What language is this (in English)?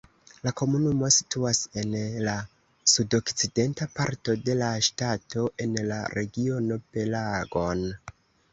Esperanto